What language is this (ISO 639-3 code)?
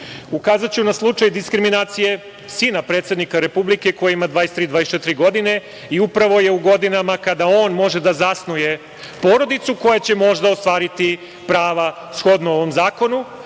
srp